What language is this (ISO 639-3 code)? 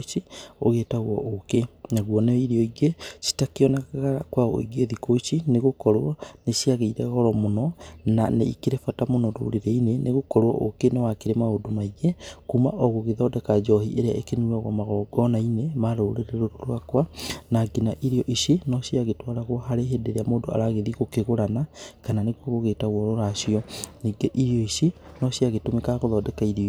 kik